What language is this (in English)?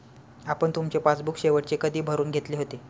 Marathi